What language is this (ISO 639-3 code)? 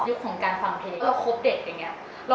tha